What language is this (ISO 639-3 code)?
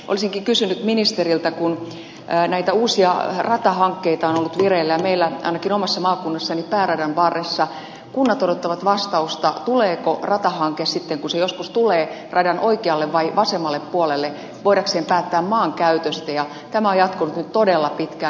fin